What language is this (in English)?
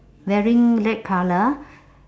English